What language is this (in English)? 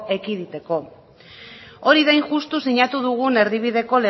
Basque